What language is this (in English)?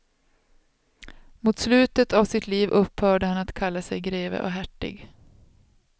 Swedish